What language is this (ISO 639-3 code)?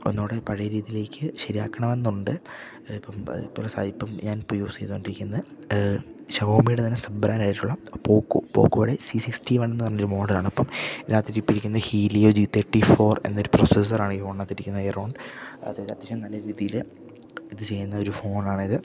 mal